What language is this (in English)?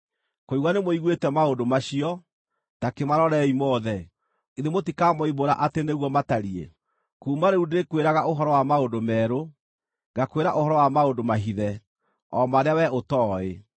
Kikuyu